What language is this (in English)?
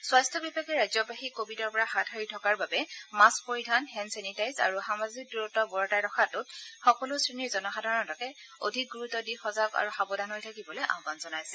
Assamese